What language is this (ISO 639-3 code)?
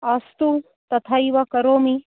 san